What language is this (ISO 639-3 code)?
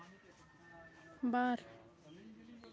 sat